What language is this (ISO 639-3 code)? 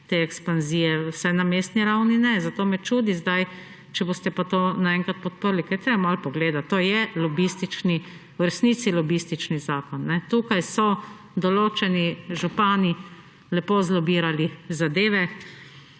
slv